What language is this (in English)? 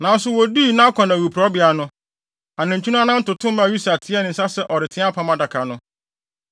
Akan